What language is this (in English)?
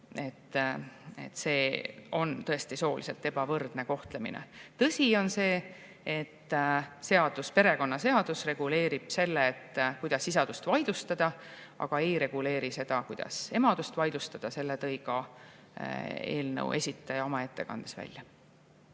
Estonian